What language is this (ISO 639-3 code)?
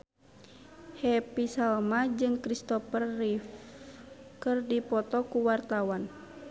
sun